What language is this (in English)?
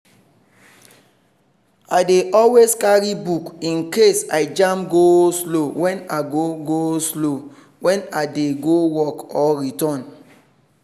Nigerian Pidgin